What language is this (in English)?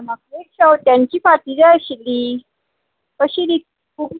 Konkani